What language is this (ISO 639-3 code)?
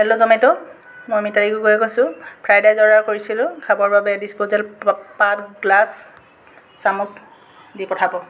asm